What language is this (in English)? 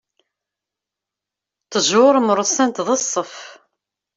Kabyle